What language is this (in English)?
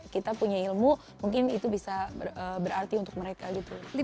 Indonesian